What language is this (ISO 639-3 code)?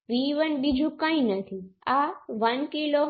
guj